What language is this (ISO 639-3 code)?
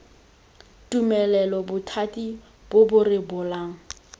tsn